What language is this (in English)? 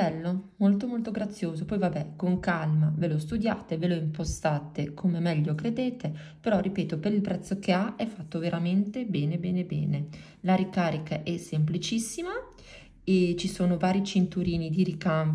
Italian